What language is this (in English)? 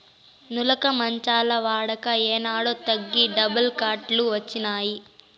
Telugu